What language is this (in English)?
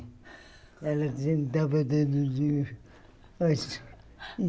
Portuguese